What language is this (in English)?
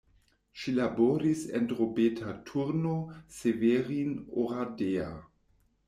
Esperanto